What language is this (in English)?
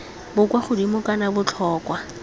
Tswana